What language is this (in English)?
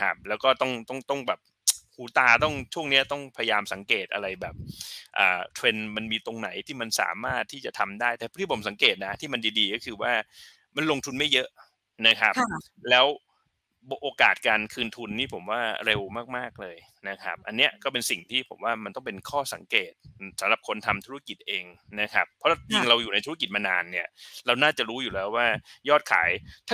Thai